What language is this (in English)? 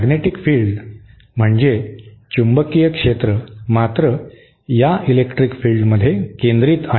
Marathi